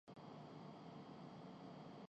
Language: Urdu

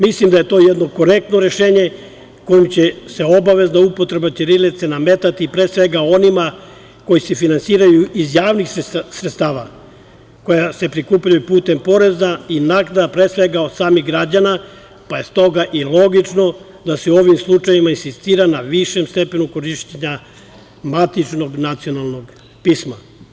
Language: Serbian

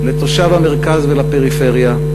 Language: Hebrew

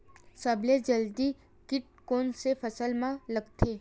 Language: Chhattisgarhi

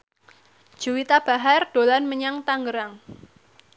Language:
Javanese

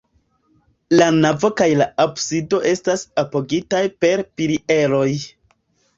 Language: Esperanto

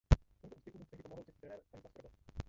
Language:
Czech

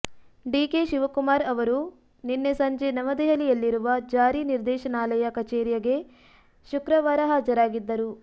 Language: Kannada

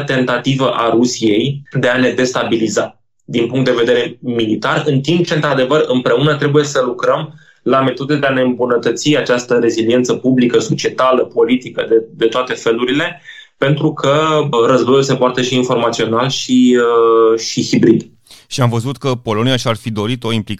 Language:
Romanian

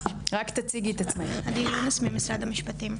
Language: Hebrew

